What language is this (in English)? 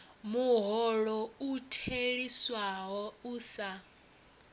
Venda